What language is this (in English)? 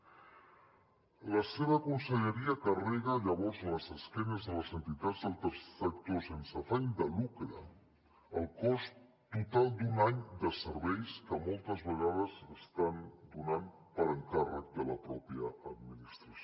Catalan